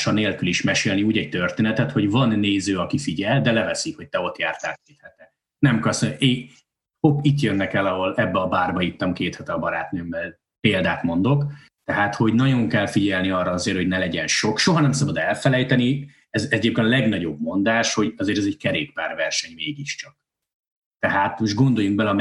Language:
Hungarian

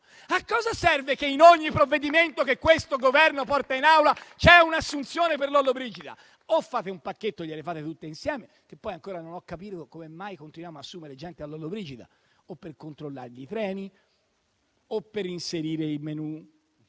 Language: Italian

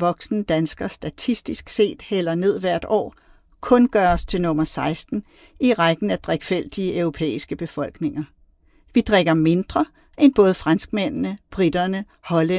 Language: Danish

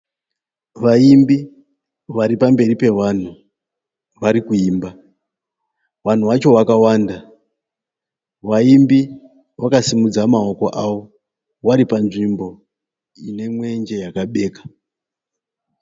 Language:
Shona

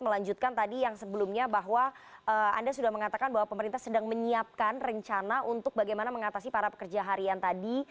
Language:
Indonesian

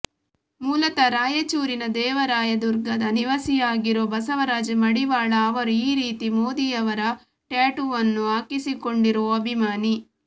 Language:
Kannada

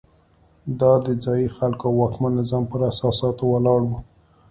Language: Pashto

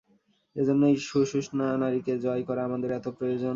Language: Bangla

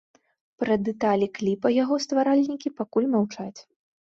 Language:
Belarusian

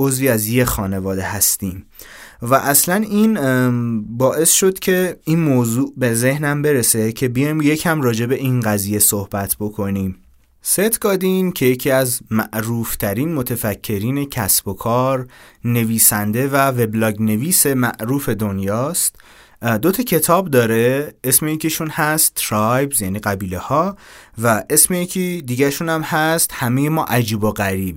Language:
Persian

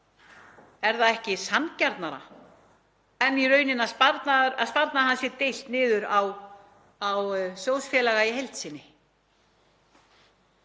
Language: Icelandic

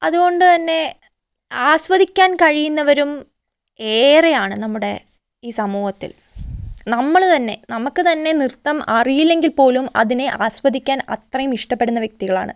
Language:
Malayalam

